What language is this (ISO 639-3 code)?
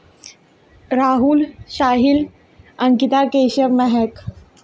doi